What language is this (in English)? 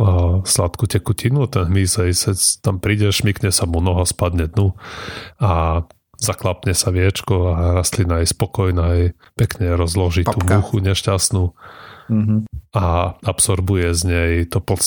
Slovak